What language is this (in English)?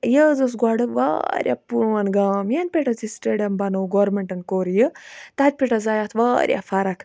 Kashmiri